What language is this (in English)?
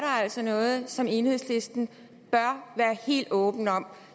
Danish